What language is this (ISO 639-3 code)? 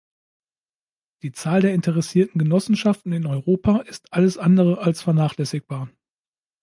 deu